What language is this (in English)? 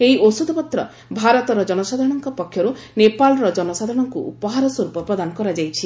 Odia